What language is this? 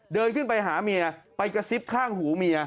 Thai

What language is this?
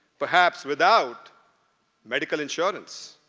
English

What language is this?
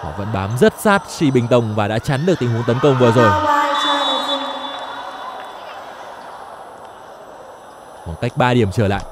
Vietnamese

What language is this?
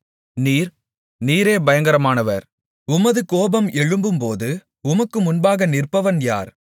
Tamil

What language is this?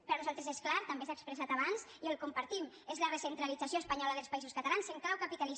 Catalan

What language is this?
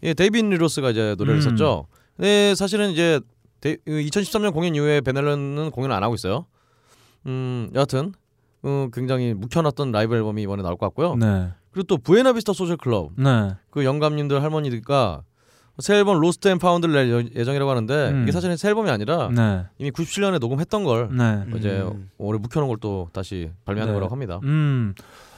Korean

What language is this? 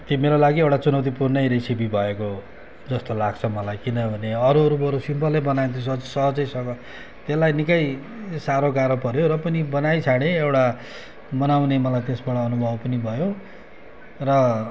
Nepali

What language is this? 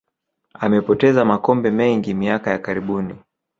Swahili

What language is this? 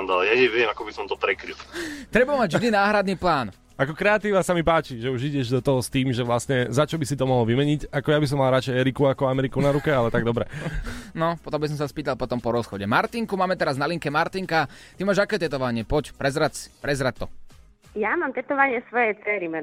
Slovak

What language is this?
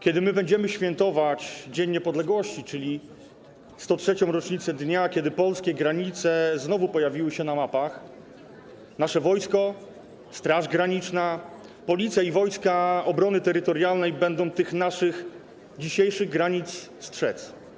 Polish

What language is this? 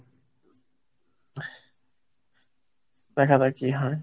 Bangla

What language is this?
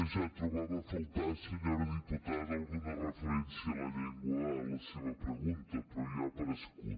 Catalan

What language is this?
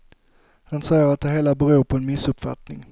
Swedish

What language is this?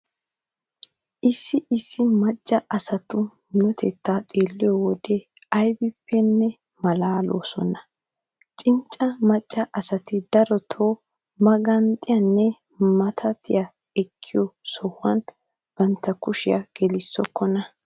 Wolaytta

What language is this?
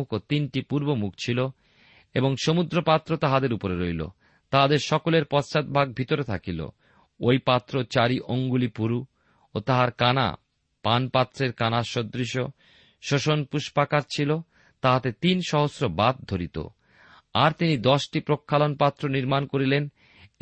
Bangla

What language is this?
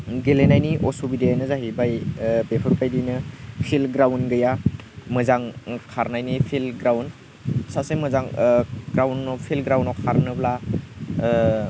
Bodo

